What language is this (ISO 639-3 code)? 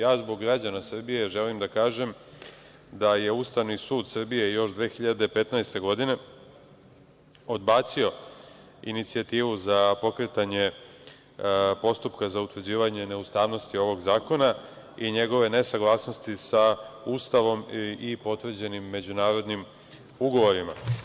srp